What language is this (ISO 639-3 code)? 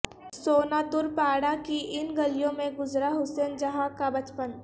urd